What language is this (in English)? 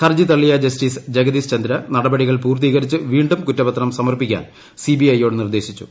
Malayalam